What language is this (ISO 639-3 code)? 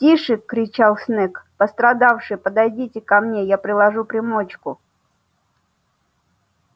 rus